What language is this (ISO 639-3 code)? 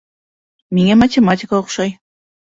bak